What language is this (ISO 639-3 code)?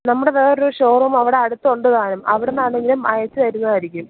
mal